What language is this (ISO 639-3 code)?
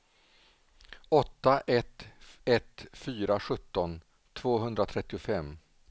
swe